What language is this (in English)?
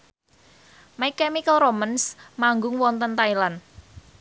Javanese